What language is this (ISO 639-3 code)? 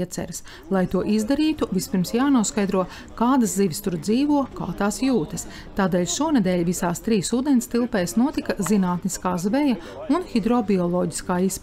lav